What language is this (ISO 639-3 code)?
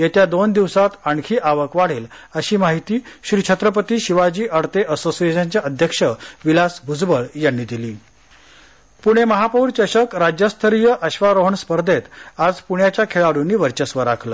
mar